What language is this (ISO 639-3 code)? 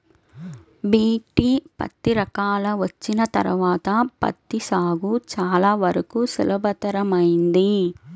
tel